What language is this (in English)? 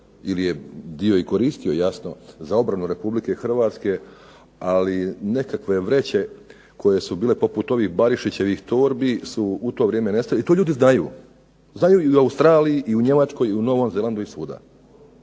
Croatian